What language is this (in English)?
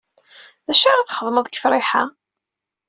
Kabyle